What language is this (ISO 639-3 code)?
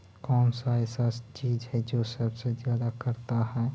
mag